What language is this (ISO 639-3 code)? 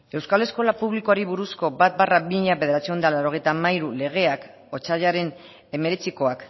eus